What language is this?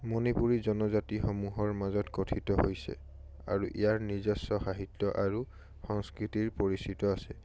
Assamese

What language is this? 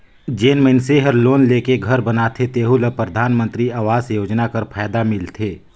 Chhattisgarhi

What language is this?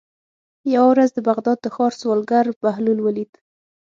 Pashto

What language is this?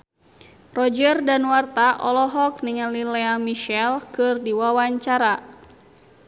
Sundanese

